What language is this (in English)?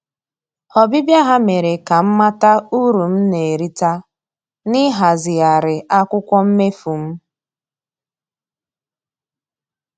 Igbo